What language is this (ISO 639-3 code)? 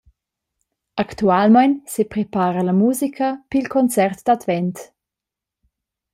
roh